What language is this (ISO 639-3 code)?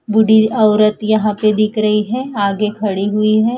hin